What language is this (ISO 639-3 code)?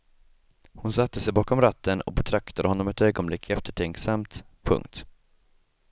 swe